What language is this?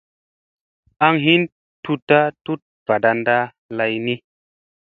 Musey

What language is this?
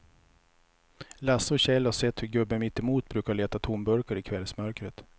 Swedish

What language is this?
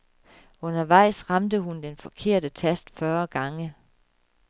Danish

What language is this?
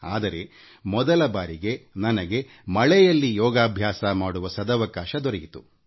Kannada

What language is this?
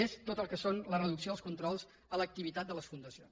Catalan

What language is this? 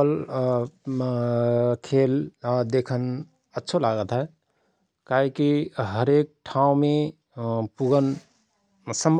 Rana Tharu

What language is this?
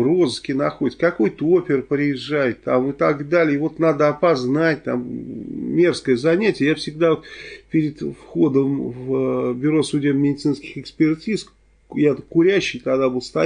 Russian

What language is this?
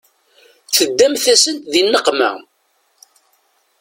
Kabyle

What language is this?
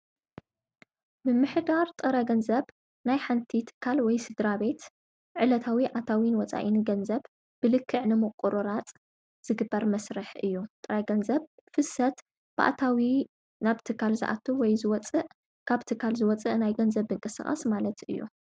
Tigrinya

